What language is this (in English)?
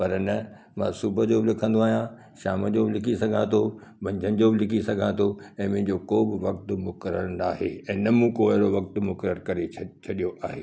Sindhi